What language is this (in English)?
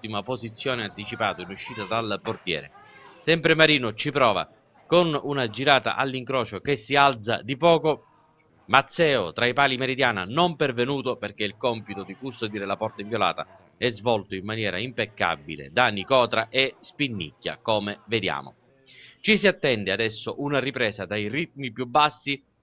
Italian